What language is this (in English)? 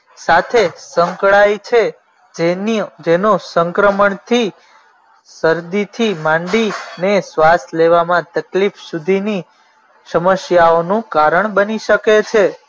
Gujarati